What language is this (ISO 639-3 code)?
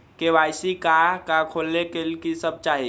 mag